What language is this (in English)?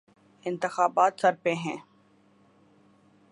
Urdu